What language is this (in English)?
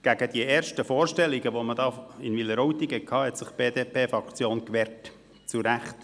Swiss German